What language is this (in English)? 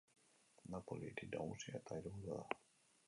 Basque